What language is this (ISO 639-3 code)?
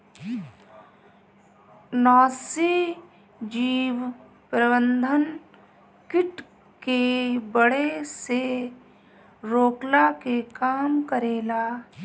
bho